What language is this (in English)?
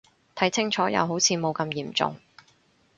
Cantonese